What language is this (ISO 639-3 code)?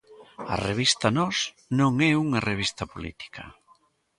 glg